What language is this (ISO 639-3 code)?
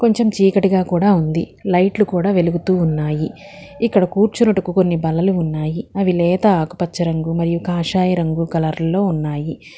tel